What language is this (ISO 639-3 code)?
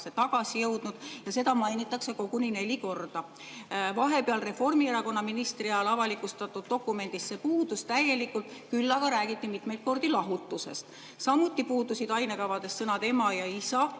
est